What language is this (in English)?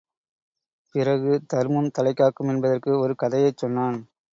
Tamil